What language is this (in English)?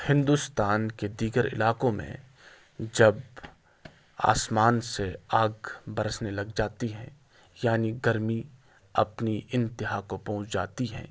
Urdu